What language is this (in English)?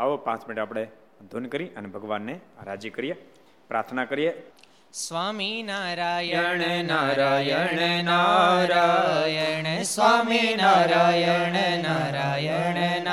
Gujarati